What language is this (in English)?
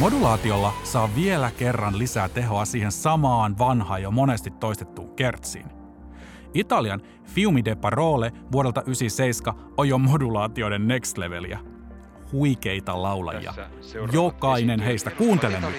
Finnish